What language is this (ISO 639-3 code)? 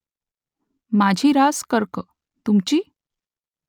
mar